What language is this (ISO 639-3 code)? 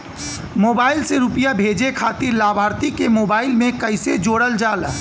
bho